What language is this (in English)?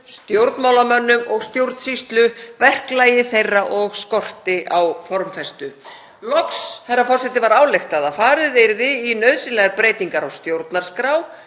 Icelandic